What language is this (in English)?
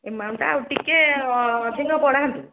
Odia